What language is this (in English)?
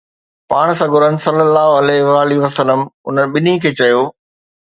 Sindhi